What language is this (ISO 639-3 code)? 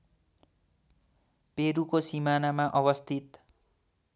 nep